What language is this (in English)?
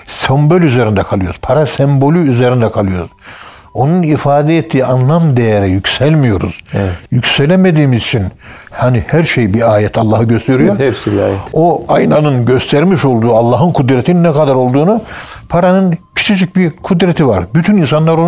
Turkish